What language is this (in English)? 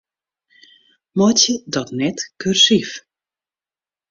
Western Frisian